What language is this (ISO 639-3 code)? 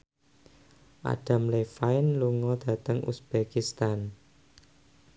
jav